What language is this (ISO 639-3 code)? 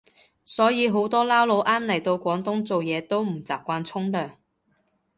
yue